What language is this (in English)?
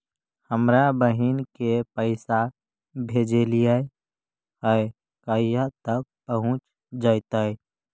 Magahi